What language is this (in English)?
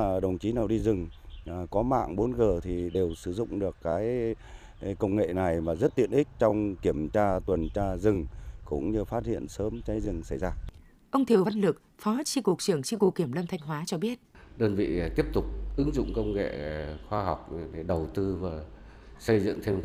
Vietnamese